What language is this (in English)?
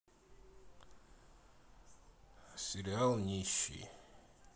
Russian